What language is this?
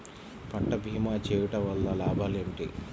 Telugu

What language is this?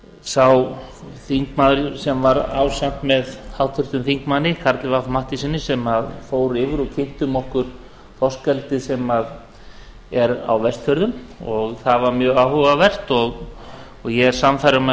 Icelandic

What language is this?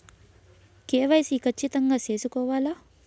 Telugu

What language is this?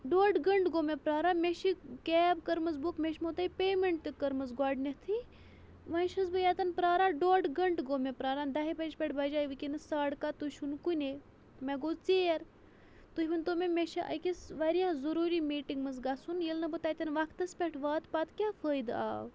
Kashmiri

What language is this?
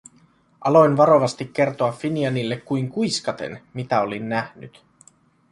Finnish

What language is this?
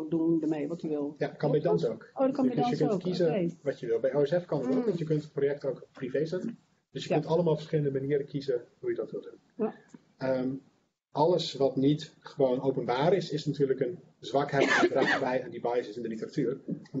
Dutch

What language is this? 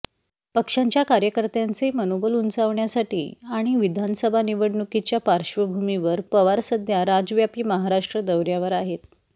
Marathi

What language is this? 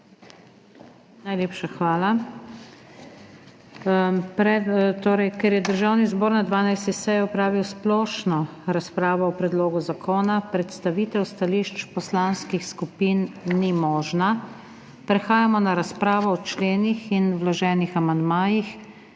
Slovenian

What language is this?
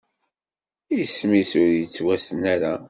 Kabyle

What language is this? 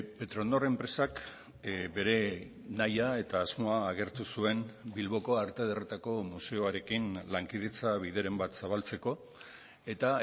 Basque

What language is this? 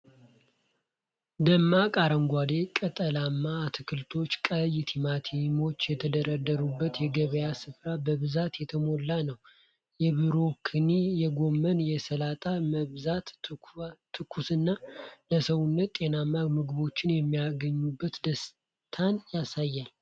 Amharic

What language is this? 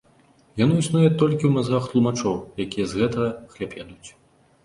Belarusian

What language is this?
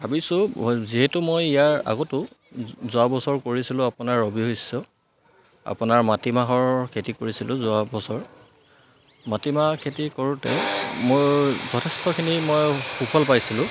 Assamese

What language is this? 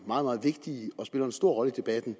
Danish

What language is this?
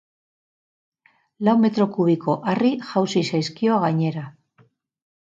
Basque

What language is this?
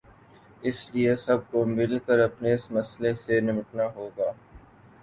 Urdu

